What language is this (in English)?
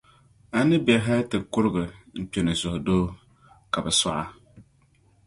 Dagbani